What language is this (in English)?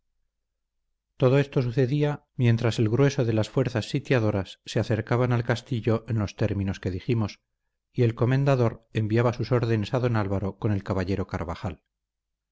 Spanish